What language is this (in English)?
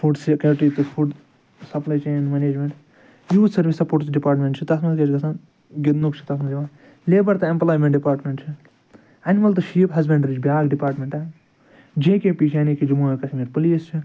Kashmiri